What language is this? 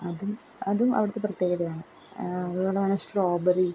Malayalam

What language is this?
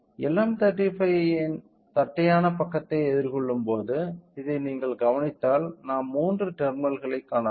Tamil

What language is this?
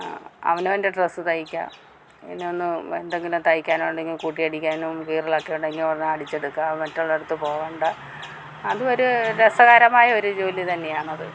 Malayalam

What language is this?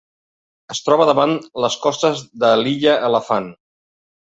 Catalan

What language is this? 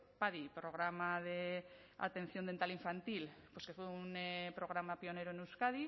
Spanish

